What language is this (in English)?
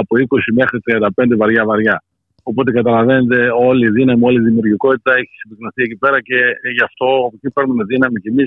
Greek